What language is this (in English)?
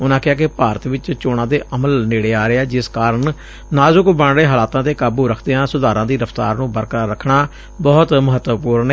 Punjabi